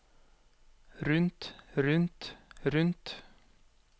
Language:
Norwegian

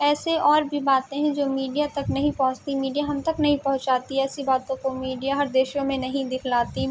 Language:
Urdu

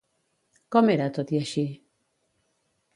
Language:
Catalan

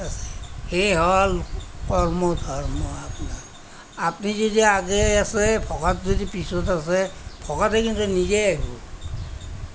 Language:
Assamese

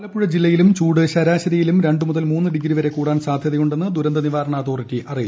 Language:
Malayalam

